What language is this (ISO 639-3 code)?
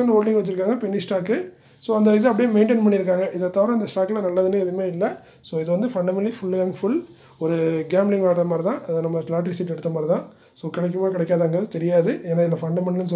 eng